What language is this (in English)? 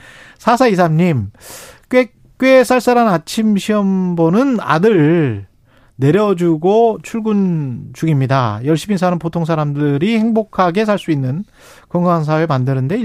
Korean